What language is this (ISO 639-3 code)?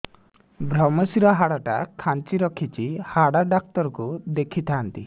ori